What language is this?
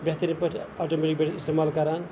Kashmiri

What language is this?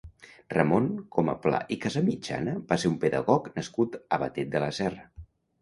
Catalan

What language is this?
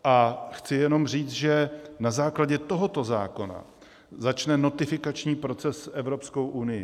Czech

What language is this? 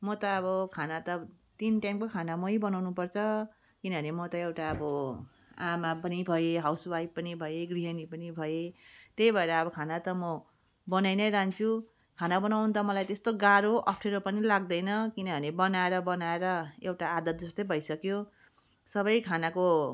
Nepali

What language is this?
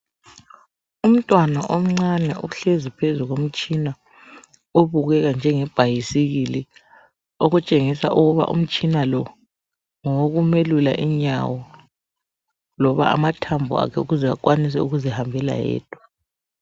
North Ndebele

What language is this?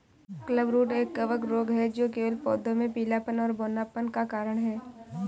Hindi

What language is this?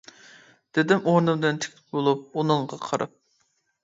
Uyghur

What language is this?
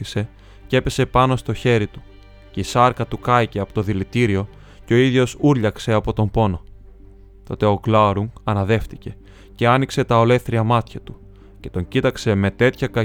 Greek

